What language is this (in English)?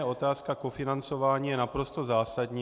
Czech